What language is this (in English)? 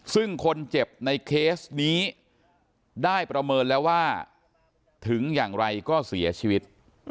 Thai